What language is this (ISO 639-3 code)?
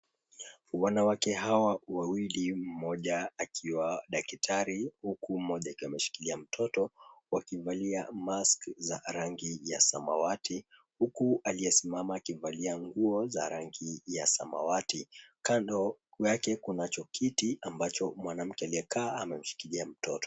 swa